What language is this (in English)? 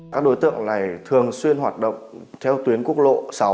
Vietnamese